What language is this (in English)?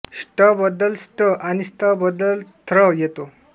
Marathi